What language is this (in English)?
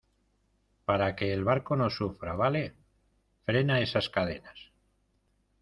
Spanish